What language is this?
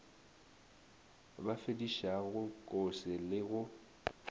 Northern Sotho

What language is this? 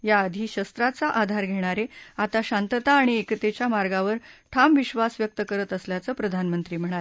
Marathi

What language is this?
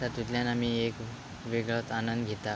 Konkani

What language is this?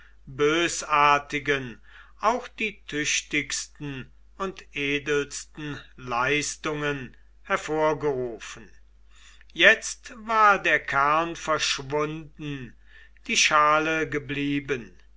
German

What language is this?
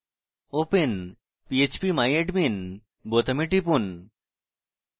Bangla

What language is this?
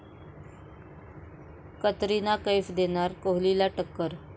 Marathi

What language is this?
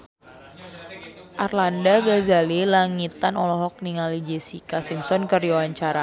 Sundanese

